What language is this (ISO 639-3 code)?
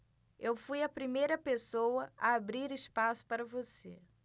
por